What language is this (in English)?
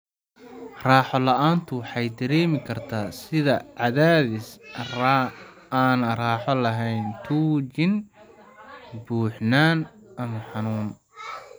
Somali